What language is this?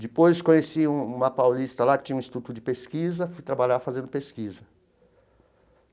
Portuguese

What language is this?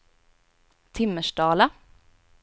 Swedish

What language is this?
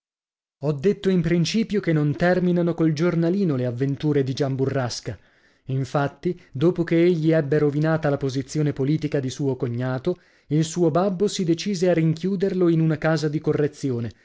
Italian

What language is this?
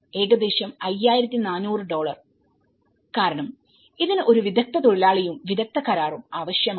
Malayalam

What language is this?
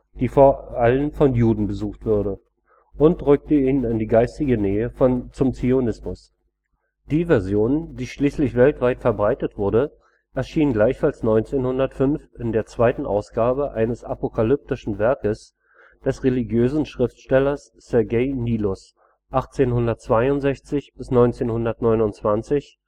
German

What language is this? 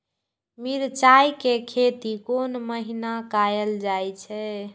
Maithili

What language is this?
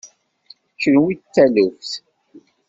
Kabyle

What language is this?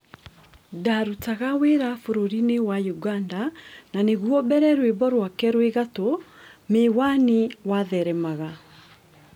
Kikuyu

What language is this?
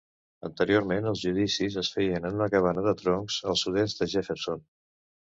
Catalan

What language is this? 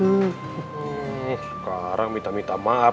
Indonesian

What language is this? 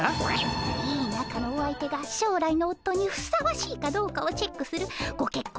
Japanese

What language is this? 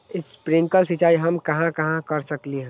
Magahi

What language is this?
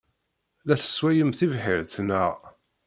Kabyle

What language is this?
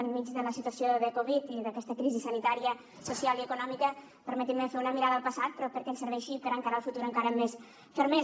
Catalan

